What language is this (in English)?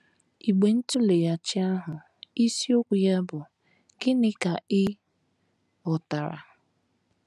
Igbo